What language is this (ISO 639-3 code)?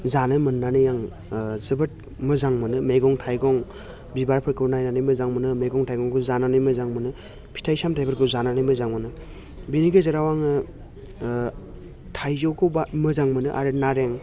brx